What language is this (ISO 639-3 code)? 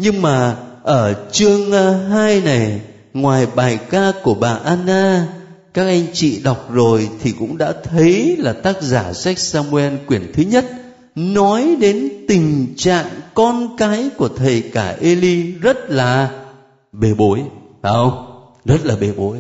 vie